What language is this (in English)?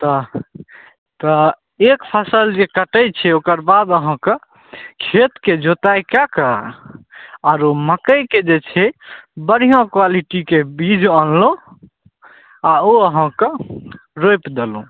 Maithili